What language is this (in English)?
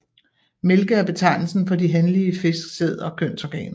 Danish